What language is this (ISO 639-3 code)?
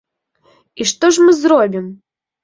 bel